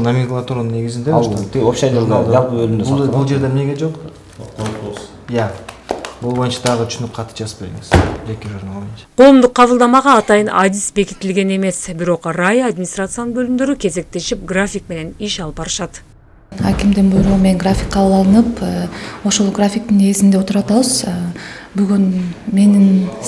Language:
Turkish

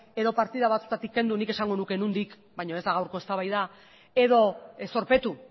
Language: Basque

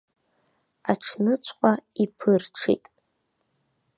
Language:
Abkhazian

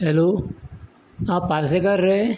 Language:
Konkani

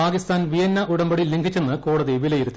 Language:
Malayalam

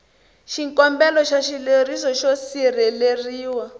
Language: Tsonga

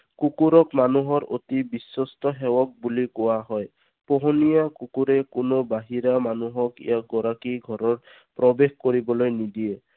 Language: Assamese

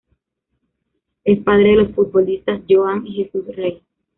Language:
Spanish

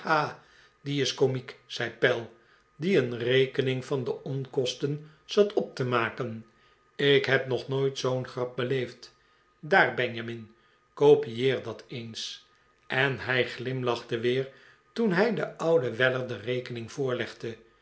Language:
Dutch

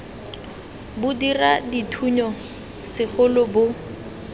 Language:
Tswana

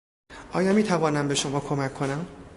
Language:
Persian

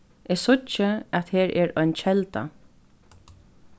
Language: Faroese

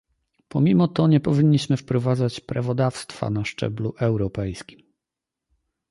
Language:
Polish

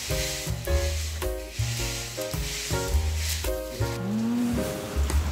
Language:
Indonesian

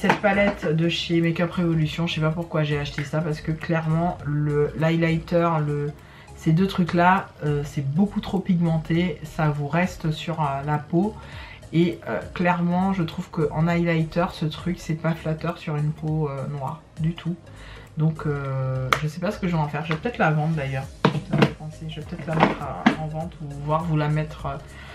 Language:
French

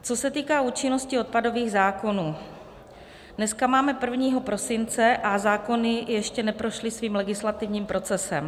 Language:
Czech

